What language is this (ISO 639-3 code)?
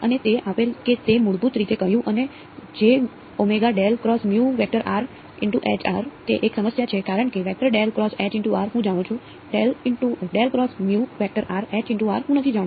guj